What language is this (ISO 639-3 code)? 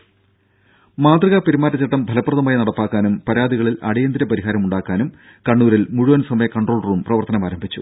mal